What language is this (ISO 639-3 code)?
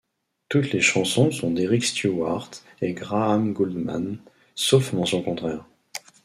fra